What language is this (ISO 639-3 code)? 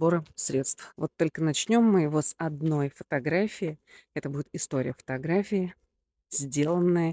rus